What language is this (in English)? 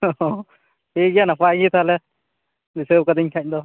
Santali